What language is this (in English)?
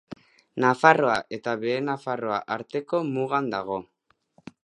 Basque